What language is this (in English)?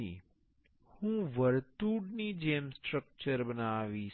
Gujarati